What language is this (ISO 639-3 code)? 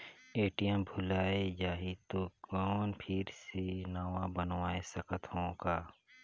hne